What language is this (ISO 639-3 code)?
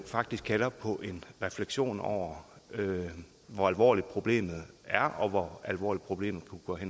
dan